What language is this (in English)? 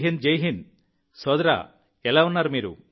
Telugu